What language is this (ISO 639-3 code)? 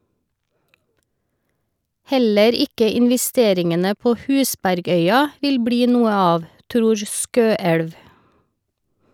nor